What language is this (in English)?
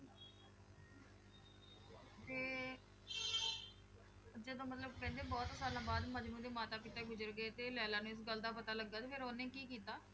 Punjabi